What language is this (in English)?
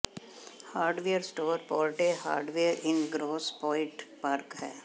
Punjabi